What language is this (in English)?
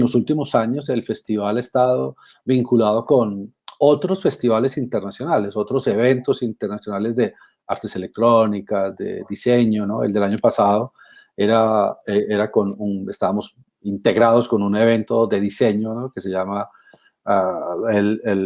Spanish